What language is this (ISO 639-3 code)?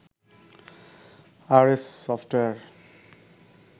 ben